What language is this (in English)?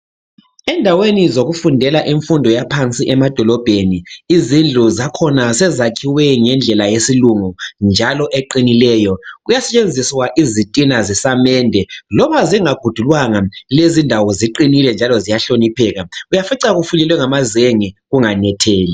North Ndebele